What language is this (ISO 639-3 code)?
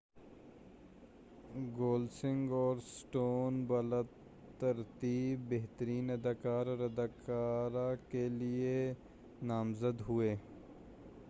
urd